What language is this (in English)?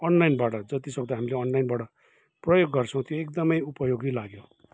Nepali